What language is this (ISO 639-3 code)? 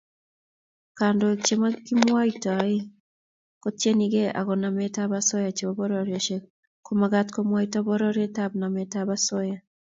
kln